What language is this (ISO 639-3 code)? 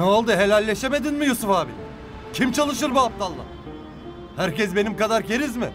tur